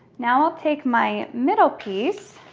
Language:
English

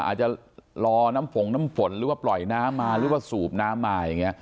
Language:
Thai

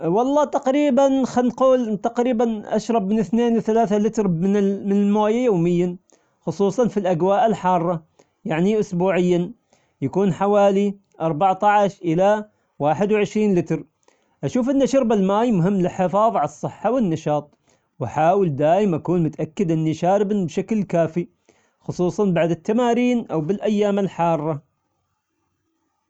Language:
Omani Arabic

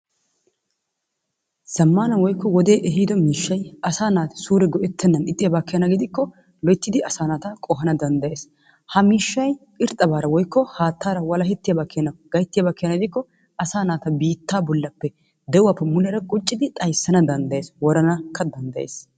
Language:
Wolaytta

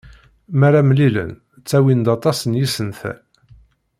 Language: Kabyle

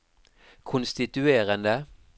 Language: Norwegian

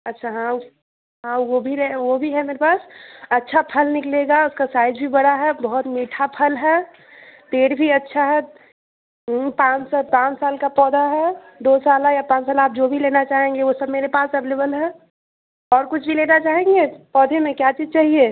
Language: Hindi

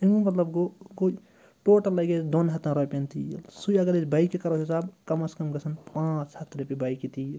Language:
Kashmiri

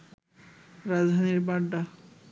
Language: Bangla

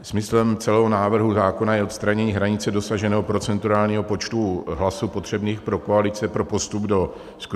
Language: Czech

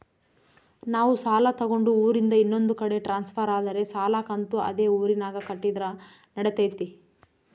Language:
Kannada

